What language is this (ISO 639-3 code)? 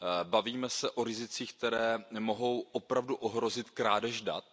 ces